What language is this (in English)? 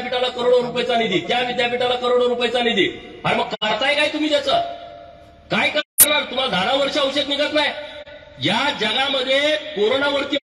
Marathi